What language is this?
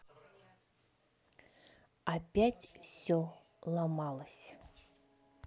Russian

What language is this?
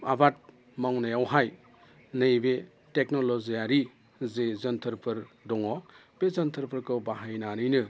Bodo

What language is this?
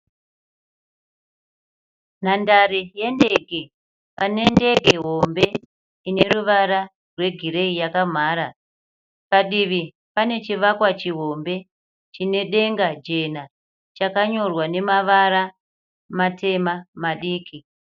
Shona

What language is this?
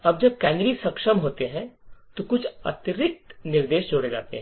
Hindi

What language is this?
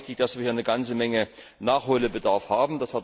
German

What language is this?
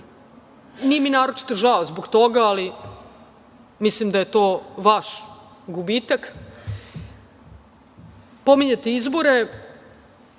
Serbian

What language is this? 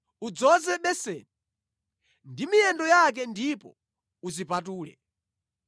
Nyanja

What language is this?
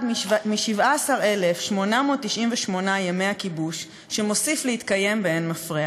Hebrew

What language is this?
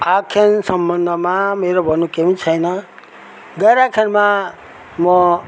Nepali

